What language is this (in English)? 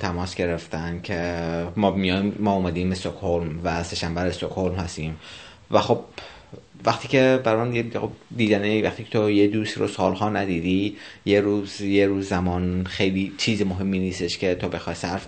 Persian